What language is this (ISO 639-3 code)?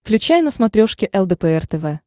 rus